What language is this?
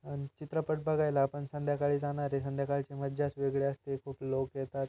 Marathi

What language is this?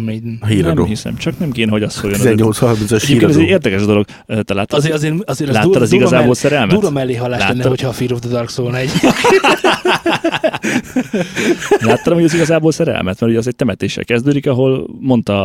Hungarian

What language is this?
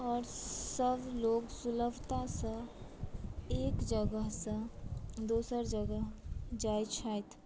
Maithili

